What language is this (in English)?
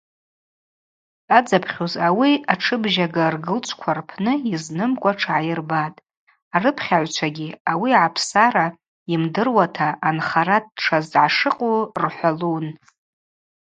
Abaza